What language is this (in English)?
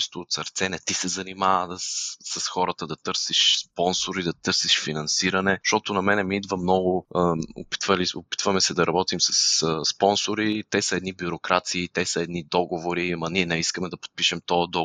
Bulgarian